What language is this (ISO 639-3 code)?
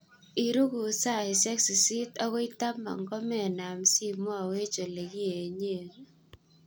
kln